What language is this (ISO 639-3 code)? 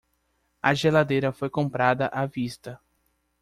por